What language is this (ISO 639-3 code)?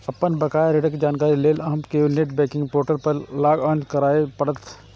mai